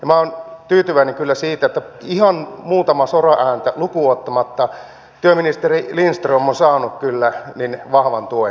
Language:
Finnish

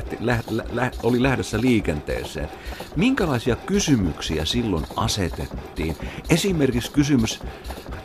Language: Finnish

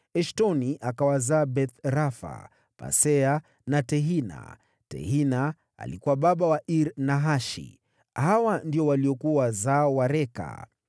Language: Swahili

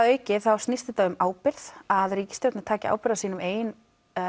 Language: Icelandic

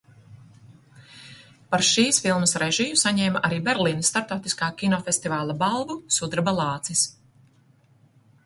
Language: Latvian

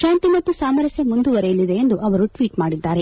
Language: Kannada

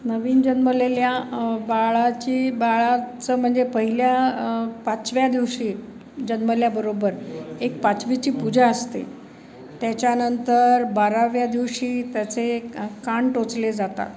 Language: Marathi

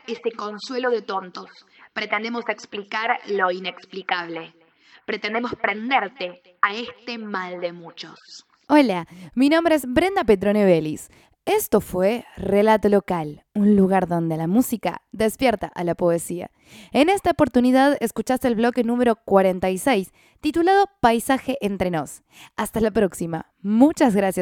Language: Spanish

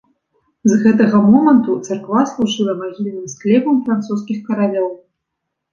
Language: Belarusian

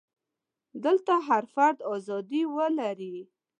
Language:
Pashto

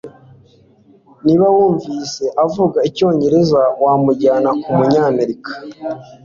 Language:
Kinyarwanda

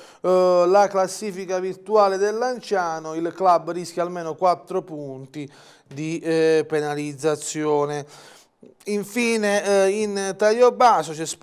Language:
Italian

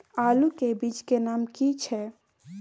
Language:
Maithili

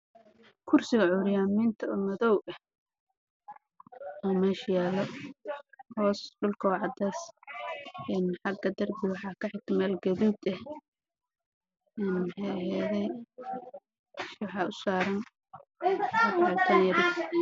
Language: Somali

